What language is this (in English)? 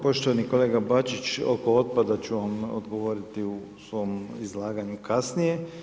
Croatian